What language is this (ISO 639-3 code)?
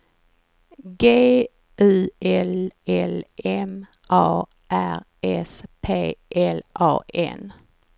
swe